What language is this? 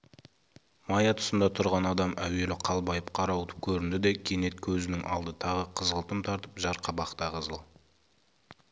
Kazakh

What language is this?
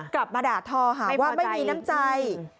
Thai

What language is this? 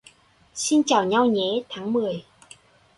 Vietnamese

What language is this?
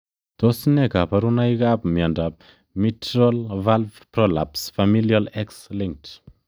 Kalenjin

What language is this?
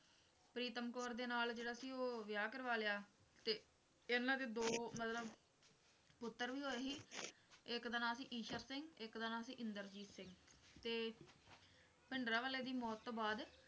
Punjabi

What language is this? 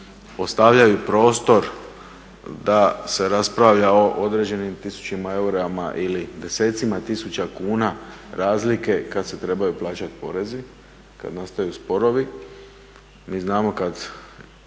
Croatian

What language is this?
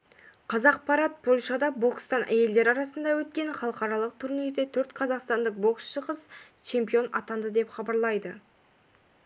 Kazakh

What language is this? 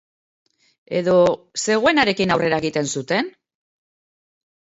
Basque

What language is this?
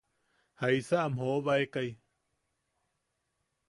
Yaqui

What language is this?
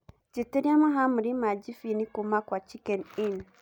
Kikuyu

